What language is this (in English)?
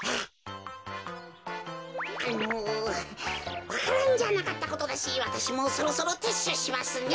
Japanese